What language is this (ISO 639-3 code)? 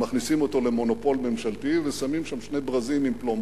heb